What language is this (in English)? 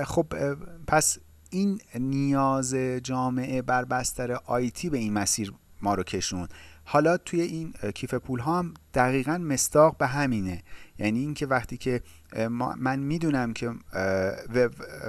Persian